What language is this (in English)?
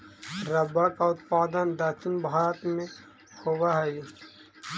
Magahi